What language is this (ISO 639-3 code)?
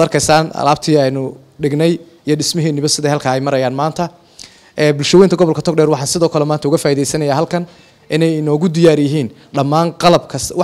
ara